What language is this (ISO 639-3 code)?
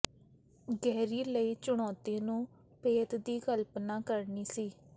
pan